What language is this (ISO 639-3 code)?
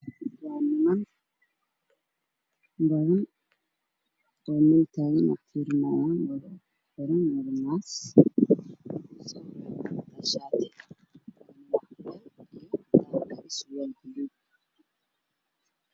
som